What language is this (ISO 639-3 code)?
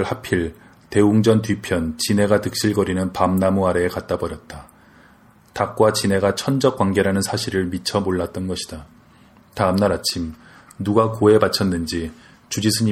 kor